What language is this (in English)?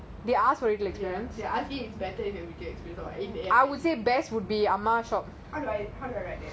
English